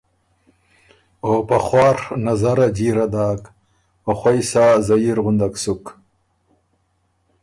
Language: Ormuri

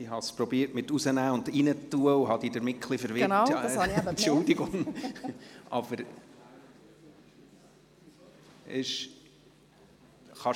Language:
Swiss German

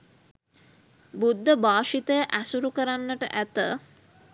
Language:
Sinhala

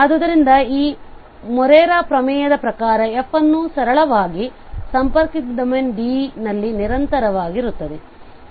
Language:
Kannada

